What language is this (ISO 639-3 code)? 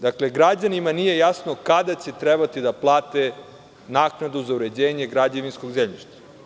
srp